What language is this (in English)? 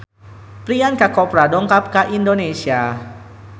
Sundanese